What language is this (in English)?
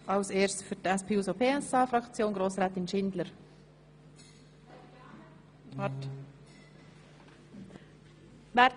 Swiss German